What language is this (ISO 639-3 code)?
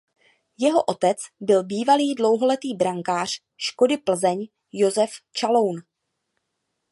ces